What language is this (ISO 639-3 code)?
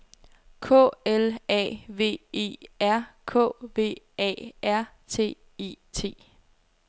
dan